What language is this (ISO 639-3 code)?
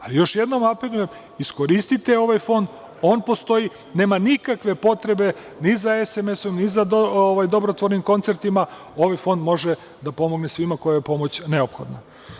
srp